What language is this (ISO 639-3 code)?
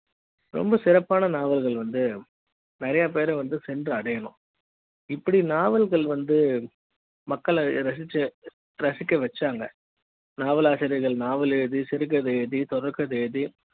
tam